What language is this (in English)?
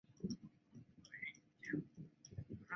Chinese